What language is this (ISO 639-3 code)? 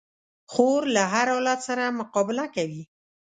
pus